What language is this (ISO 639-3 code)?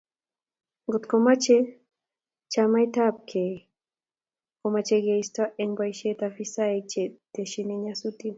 kln